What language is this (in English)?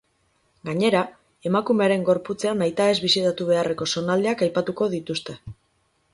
Basque